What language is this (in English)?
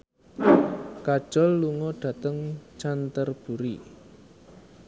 Javanese